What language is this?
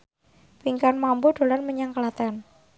Javanese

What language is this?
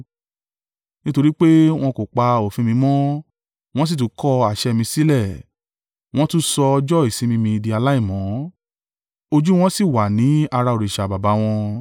Yoruba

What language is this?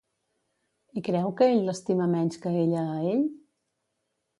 Catalan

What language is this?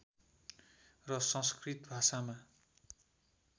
Nepali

